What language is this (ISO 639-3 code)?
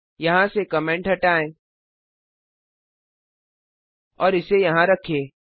hin